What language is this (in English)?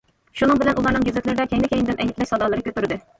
Uyghur